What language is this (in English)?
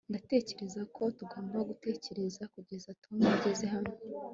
Kinyarwanda